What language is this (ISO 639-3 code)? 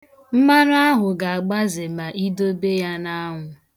ibo